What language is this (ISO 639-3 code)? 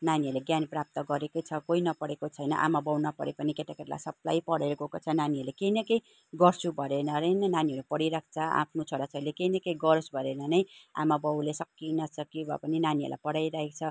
nep